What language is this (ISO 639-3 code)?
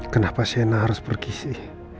ind